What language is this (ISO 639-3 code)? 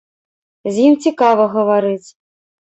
bel